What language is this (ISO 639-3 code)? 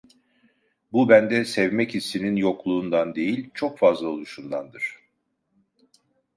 tur